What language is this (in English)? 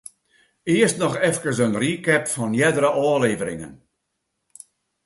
Western Frisian